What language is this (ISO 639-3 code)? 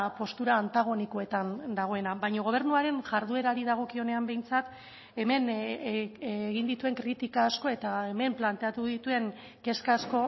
eus